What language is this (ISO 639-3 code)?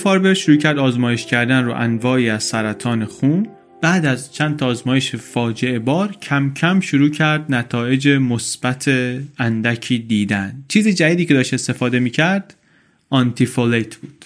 fas